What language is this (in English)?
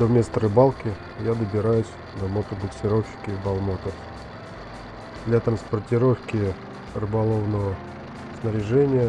Russian